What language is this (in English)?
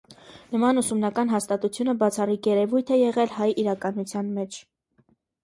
Armenian